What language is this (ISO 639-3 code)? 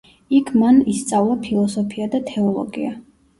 kat